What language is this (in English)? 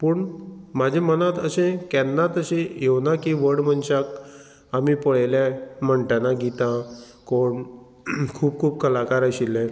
Konkani